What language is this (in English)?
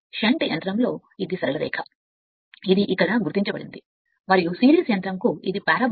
Telugu